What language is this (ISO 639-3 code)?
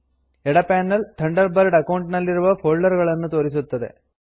kan